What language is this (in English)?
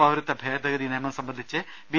Malayalam